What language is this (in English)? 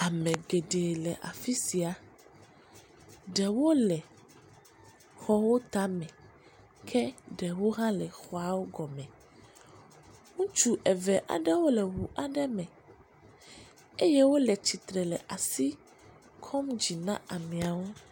Ewe